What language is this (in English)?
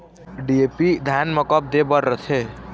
Chhattisgarhi